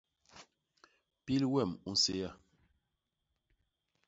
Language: Basaa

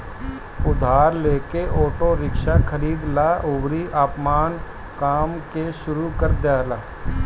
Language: Bhojpuri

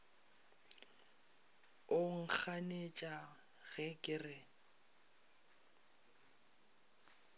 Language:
Northern Sotho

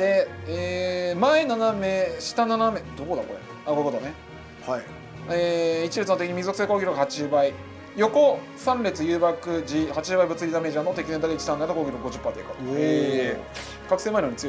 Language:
Japanese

